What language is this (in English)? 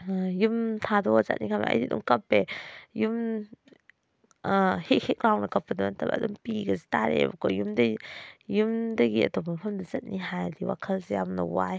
Manipuri